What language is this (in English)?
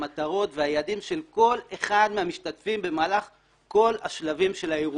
Hebrew